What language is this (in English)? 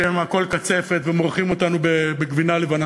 Hebrew